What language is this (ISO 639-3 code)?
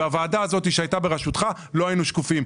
heb